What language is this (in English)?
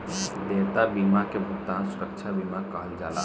Bhojpuri